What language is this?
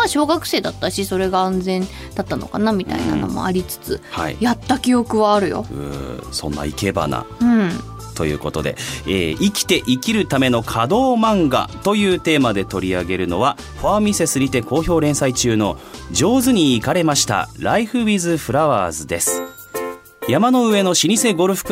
Japanese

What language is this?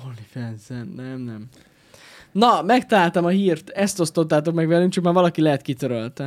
Hungarian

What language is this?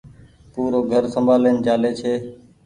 Goaria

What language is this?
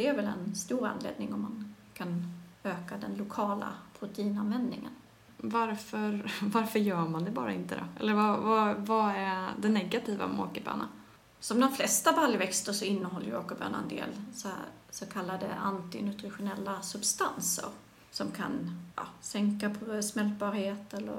Swedish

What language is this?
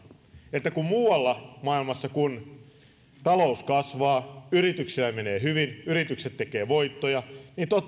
Finnish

